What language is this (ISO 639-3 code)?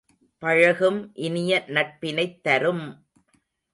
tam